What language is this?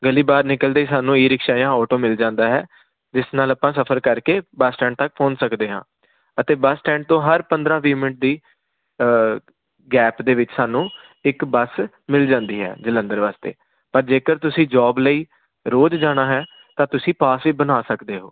Punjabi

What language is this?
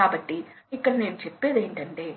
Telugu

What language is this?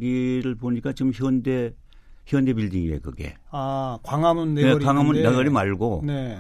Korean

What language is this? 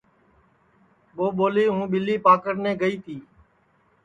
Sansi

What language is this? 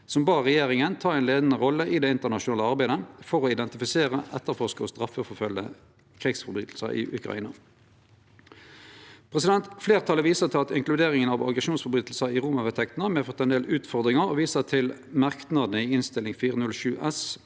Norwegian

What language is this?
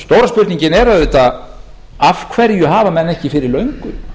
Icelandic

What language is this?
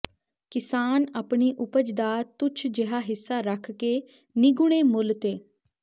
Punjabi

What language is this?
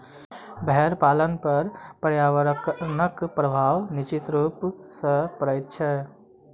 Maithili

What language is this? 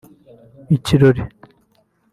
Kinyarwanda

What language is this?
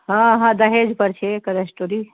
Maithili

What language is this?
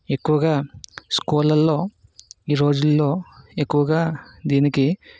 Telugu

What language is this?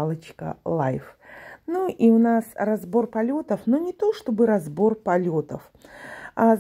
Russian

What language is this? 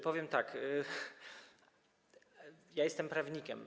Polish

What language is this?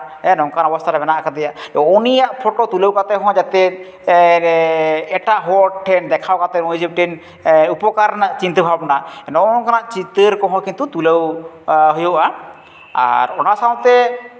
Santali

